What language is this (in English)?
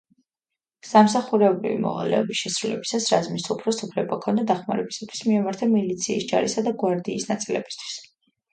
Georgian